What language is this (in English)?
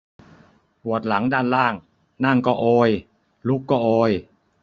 Thai